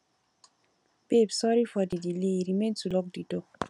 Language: Nigerian Pidgin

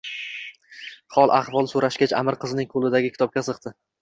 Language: Uzbek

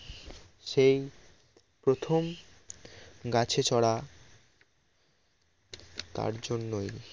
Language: Bangla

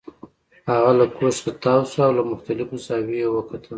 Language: Pashto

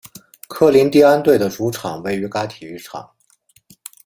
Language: Chinese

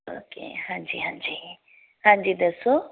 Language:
Punjabi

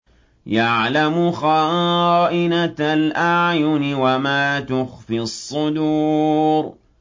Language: Arabic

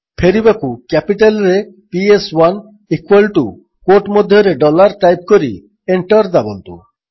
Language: Odia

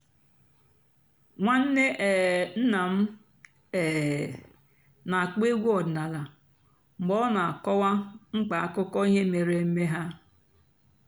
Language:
Igbo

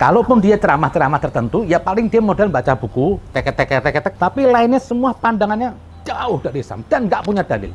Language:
Indonesian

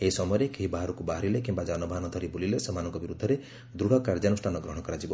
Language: Odia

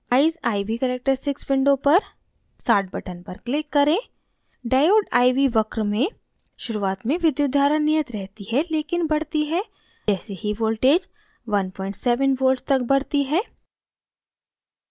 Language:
Hindi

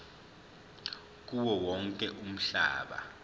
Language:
Zulu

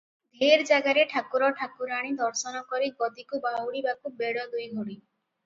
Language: Odia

